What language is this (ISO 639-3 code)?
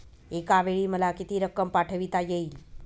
mar